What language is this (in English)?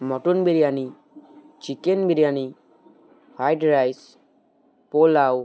Bangla